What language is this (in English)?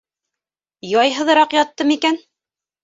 Bashkir